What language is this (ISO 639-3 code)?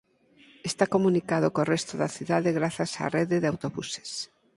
glg